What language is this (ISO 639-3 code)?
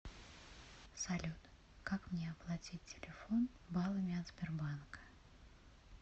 rus